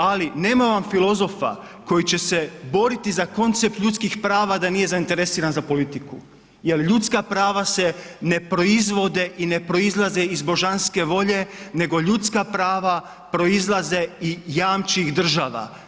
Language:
Croatian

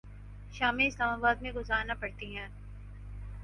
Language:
Urdu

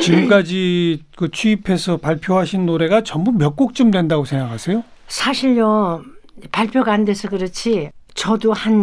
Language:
Korean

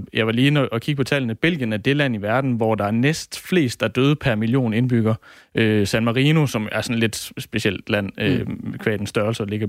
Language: Danish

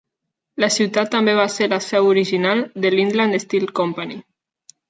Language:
Catalan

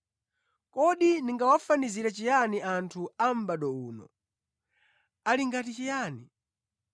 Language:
Nyanja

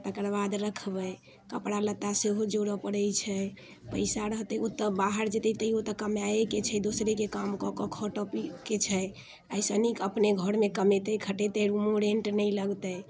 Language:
Maithili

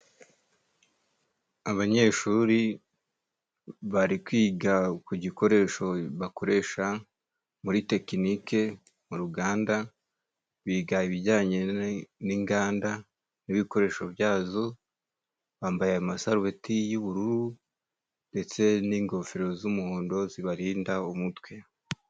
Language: Kinyarwanda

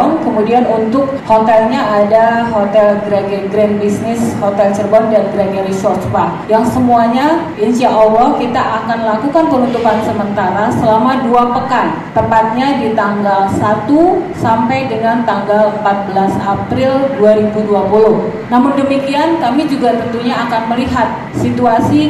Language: Indonesian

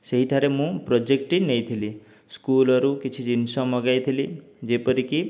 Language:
Odia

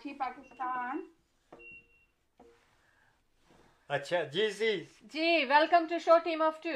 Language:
Urdu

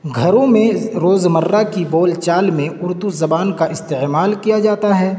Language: Urdu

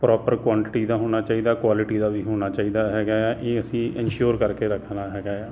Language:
Punjabi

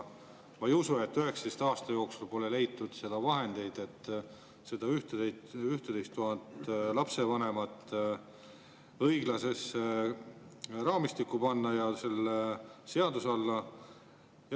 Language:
Estonian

